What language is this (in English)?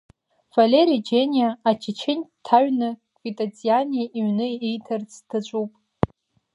Abkhazian